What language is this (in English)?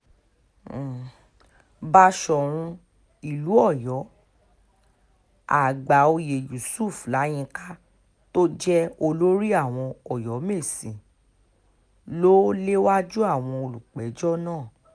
Yoruba